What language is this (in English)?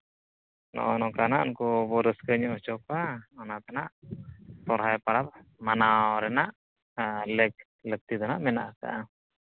Santali